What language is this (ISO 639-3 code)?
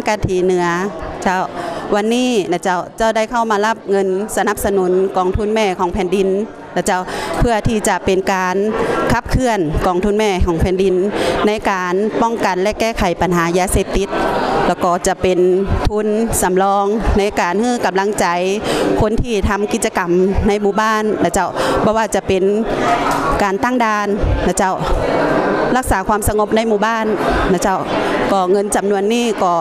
tha